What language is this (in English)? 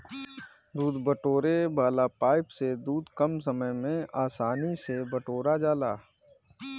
Bhojpuri